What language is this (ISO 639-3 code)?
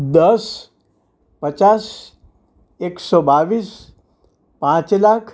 guj